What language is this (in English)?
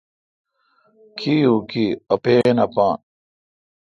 Kalkoti